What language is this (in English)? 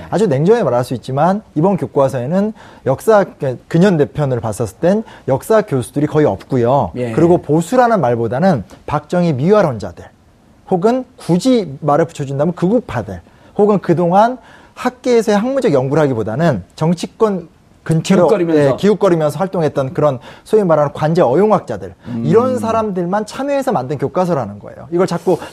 Korean